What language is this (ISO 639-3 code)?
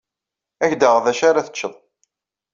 kab